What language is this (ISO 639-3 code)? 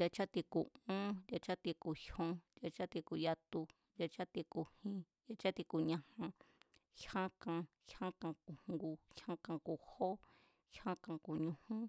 vmz